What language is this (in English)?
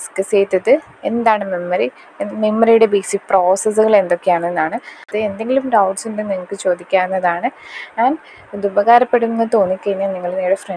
Malayalam